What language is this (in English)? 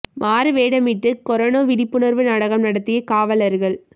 Tamil